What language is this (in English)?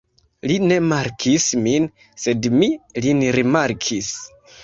Esperanto